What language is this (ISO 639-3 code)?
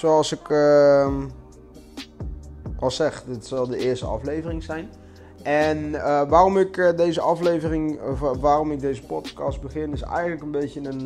nld